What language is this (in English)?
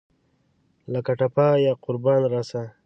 Pashto